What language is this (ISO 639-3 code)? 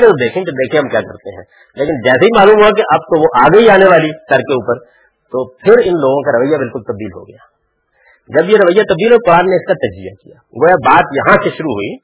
urd